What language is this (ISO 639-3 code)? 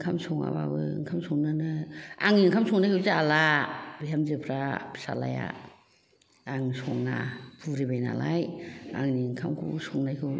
brx